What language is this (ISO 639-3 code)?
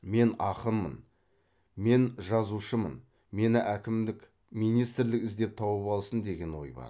kaz